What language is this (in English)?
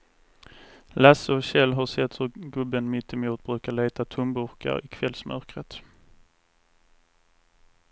Swedish